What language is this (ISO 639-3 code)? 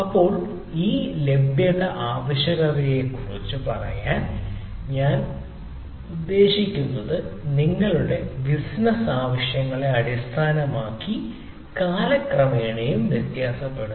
mal